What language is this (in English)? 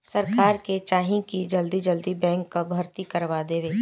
Bhojpuri